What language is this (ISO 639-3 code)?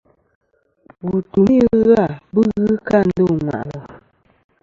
bkm